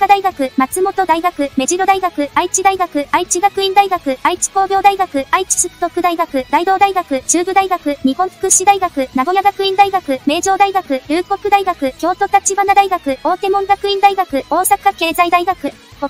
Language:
Japanese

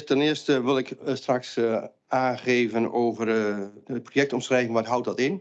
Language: Dutch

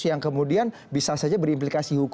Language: Indonesian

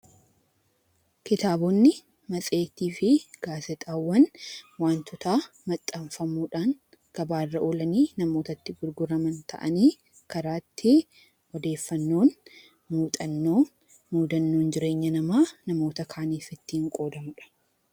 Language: Oromo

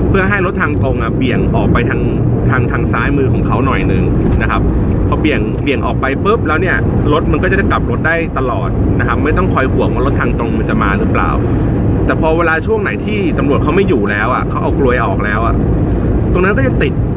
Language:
Thai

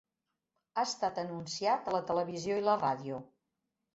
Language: Catalan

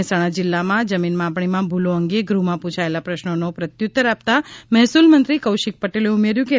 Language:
Gujarati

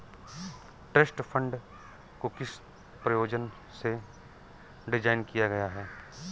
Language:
Hindi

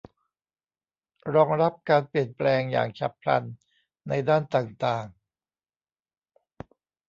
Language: Thai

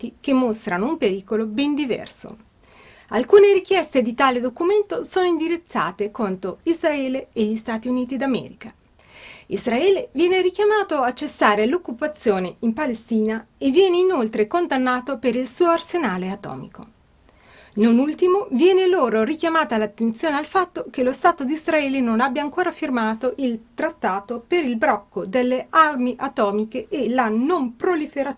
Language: Italian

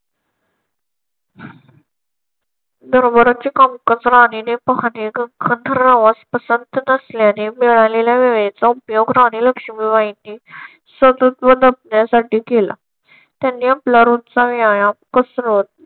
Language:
Marathi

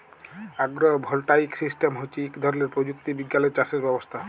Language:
Bangla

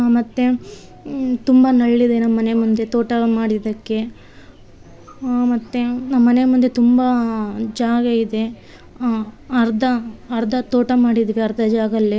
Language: Kannada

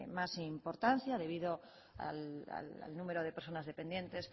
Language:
Spanish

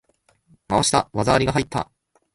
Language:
Japanese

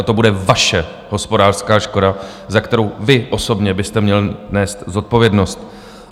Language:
Czech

